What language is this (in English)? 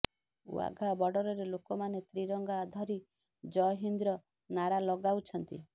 Odia